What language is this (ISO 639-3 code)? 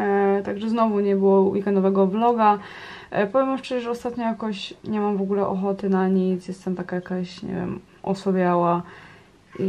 pol